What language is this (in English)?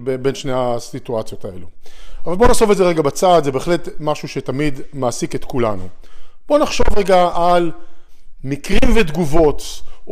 Hebrew